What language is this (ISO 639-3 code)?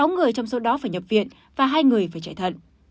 vie